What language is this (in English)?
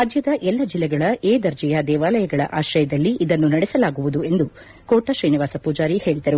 Kannada